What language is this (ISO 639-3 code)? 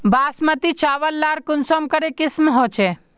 mag